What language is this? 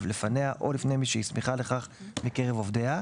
Hebrew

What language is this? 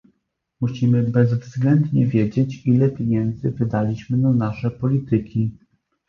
Polish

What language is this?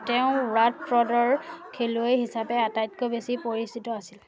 Assamese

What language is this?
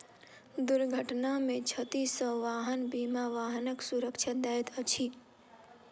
Maithili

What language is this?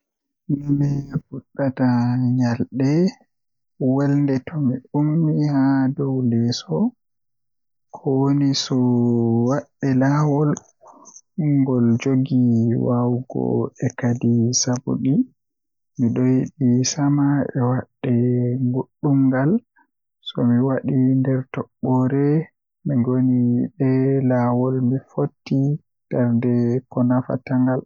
Western Niger Fulfulde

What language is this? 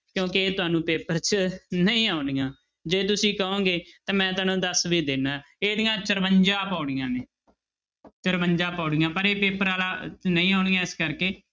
Punjabi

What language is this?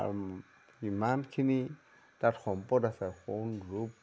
Assamese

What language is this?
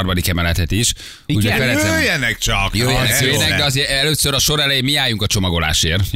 Hungarian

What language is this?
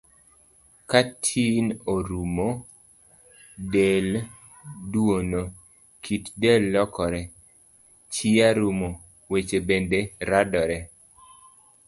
Luo (Kenya and Tanzania)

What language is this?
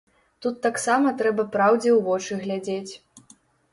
Belarusian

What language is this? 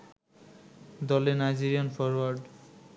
Bangla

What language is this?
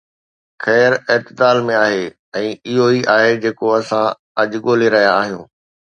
Sindhi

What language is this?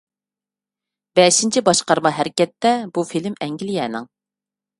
Uyghur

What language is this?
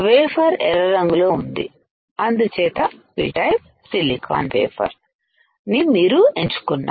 Telugu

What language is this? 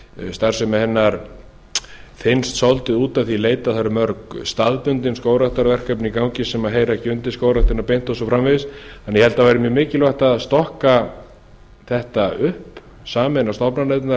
Icelandic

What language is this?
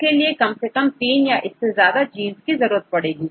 Hindi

